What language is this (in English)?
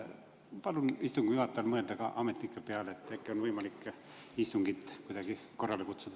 Estonian